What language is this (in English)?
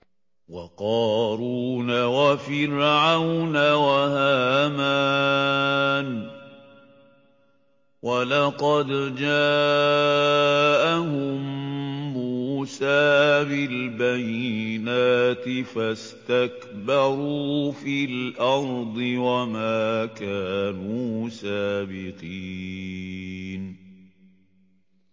Arabic